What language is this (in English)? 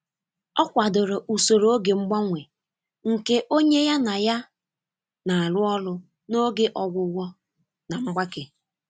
Igbo